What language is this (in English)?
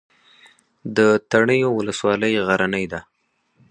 Pashto